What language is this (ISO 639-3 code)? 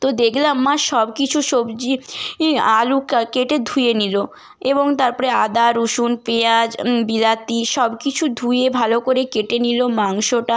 ben